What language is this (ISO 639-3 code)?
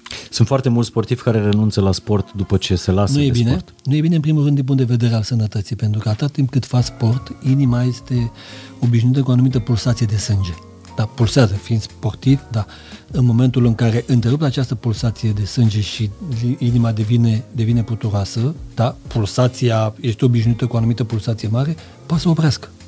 ron